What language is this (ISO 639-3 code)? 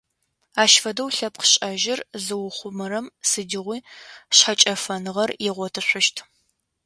ady